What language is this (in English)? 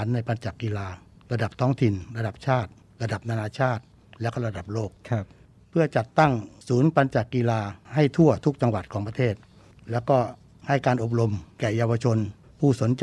Thai